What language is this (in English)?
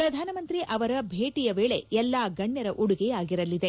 Kannada